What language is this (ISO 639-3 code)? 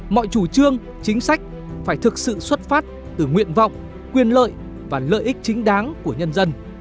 vie